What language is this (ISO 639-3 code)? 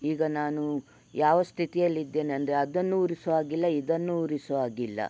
kan